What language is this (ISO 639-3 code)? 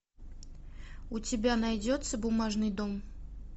rus